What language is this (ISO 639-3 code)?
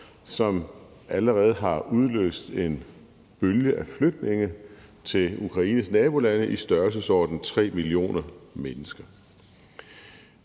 dan